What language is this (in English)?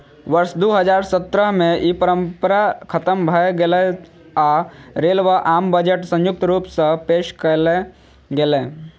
Maithili